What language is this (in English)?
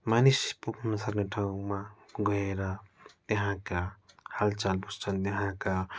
Nepali